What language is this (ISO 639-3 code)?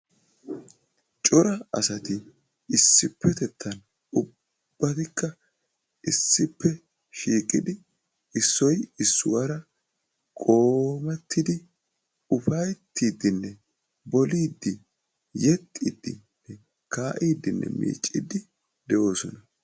wal